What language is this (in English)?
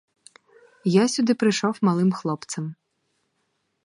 Ukrainian